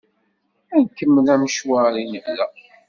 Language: Kabyle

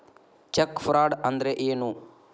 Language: Kannada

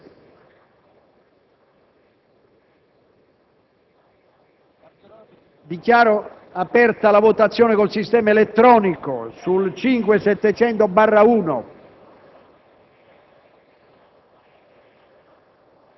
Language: Italian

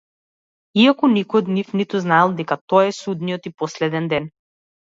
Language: Macedonian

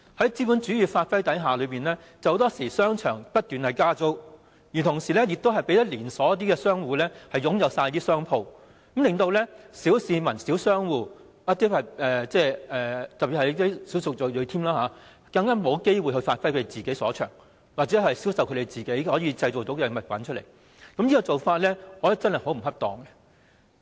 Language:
Cantonese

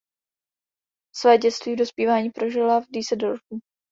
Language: Czech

